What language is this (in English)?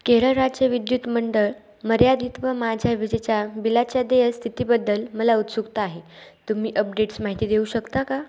Marathi